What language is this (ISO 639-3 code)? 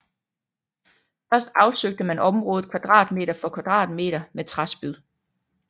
dan